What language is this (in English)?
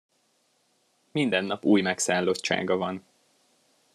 Hungarian